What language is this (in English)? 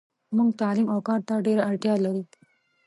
Pashto